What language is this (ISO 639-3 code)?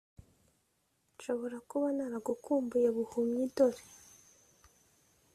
kin